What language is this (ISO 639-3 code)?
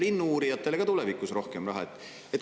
est